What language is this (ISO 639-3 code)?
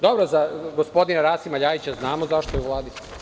srp